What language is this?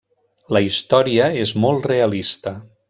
Catalan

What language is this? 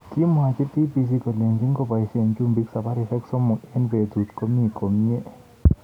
Kalenjin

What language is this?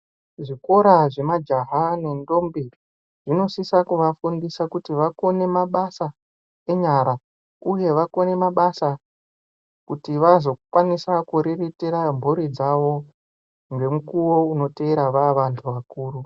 Ndau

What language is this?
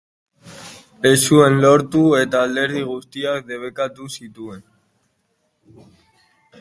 Basque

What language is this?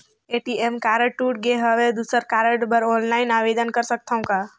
Chhattisgarhi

